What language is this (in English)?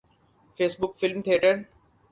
Urdu